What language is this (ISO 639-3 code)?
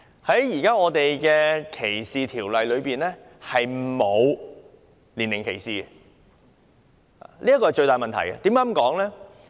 yue